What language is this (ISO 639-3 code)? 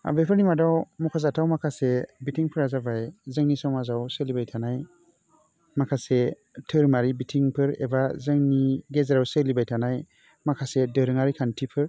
brx